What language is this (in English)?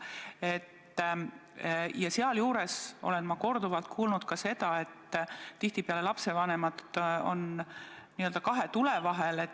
Estonian